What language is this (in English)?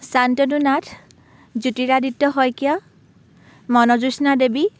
Assamese